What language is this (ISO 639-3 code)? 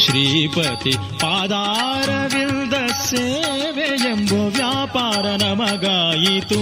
kan